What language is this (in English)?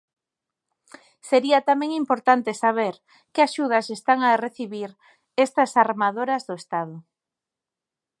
Galician